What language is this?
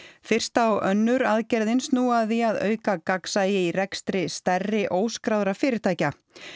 Icelandic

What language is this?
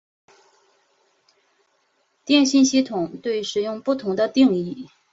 Chinese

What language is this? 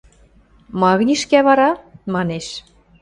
Western Mari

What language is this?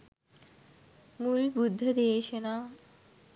Sinhala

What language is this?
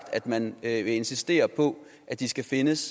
Danish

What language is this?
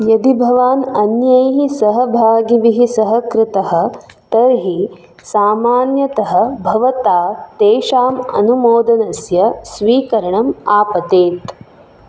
Sanskrit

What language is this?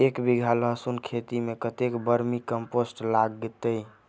Maithili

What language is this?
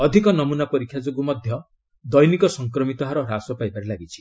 Odia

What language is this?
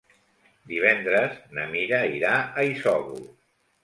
Catalan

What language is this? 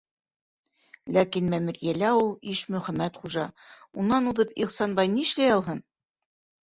Bashkir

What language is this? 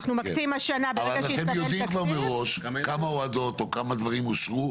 Hebrew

